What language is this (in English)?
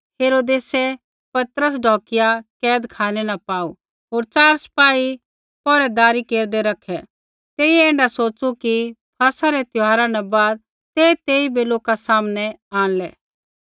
Kullu Pahari